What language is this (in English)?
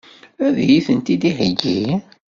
Kabyle